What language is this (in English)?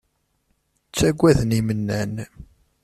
Kabyle